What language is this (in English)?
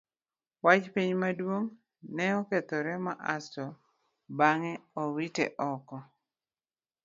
Luo (Kenya and Tanzania)